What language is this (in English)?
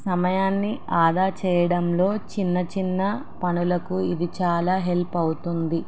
Telugu